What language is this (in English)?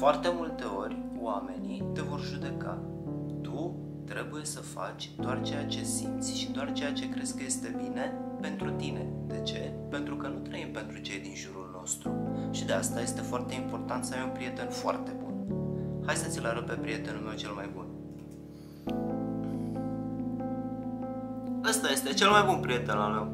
Romanian